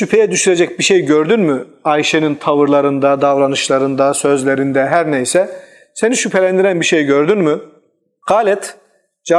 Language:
Turkish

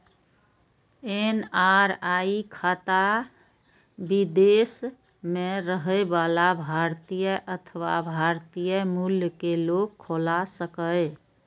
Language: Maithili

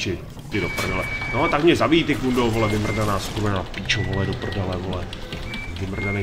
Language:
Czech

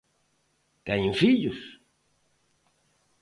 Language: Galician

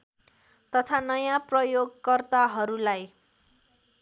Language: Nepali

